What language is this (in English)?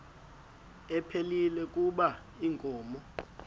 Xhosa